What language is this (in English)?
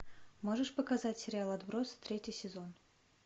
Russian